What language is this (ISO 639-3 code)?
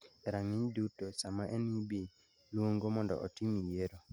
luo